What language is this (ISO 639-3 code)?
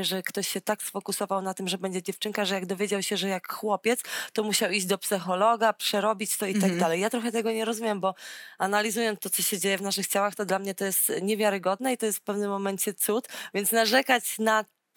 pol